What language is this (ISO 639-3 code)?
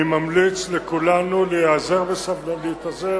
heb